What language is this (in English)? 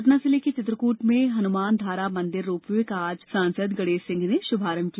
Hindi